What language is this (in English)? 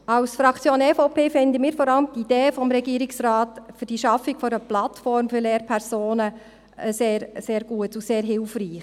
Swiss German